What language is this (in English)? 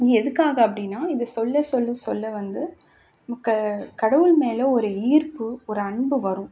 Tamil